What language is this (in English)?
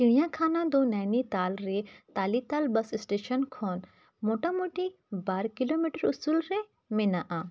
Santali